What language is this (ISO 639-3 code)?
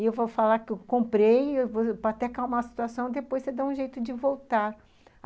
por